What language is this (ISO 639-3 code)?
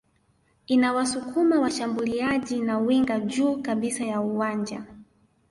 swa